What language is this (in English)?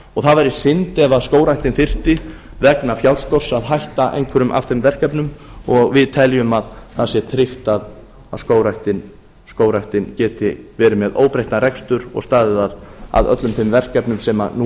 Icelandic